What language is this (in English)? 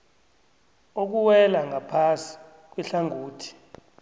South Ndebele